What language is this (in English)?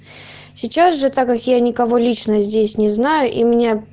Russian